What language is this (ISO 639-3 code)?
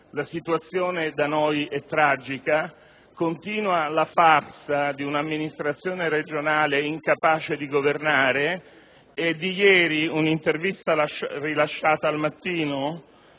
ita